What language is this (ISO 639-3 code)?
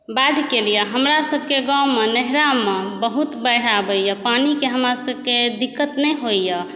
mai